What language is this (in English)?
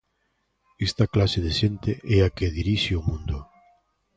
Galician